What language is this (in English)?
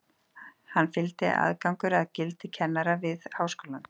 Icelandic